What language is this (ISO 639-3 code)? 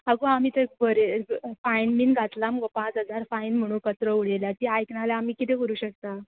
kok